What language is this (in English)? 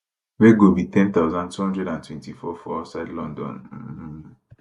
Nigerian Pidgin